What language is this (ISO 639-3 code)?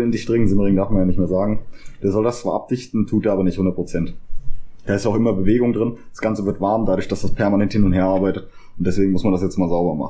deu